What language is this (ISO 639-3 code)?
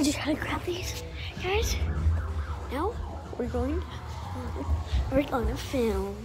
eng